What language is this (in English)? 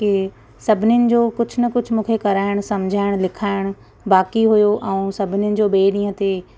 Sindhi